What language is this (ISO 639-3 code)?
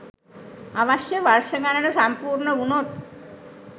sin